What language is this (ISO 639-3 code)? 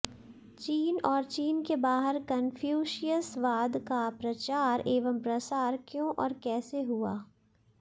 hin